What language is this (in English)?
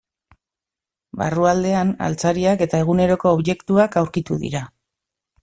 Basque